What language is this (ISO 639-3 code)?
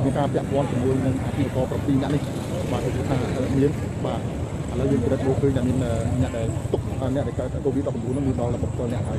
tha